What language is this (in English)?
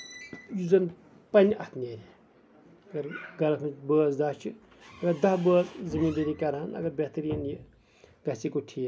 Kashmiri